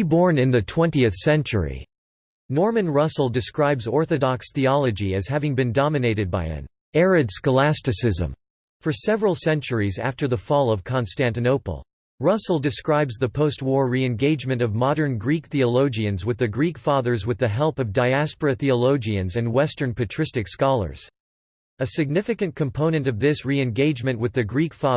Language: English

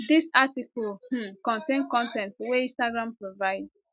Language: Nigerian Pidgin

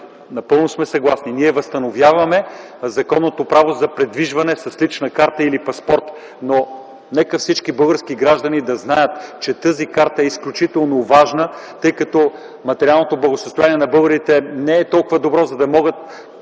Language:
Bulgarian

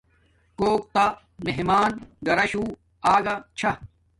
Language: Domaaki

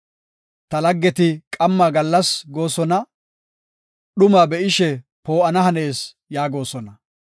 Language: Gofa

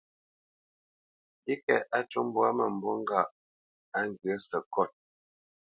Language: Bamenyam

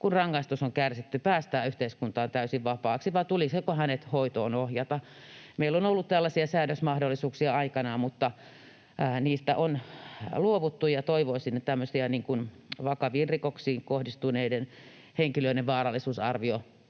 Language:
Finnish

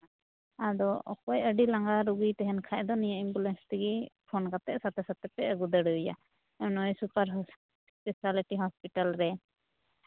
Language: Santali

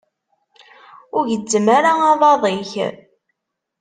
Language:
Kabyle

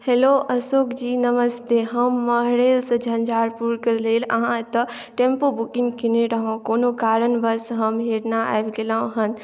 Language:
Maithili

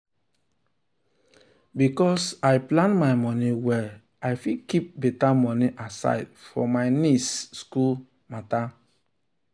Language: Nigerian Pidgin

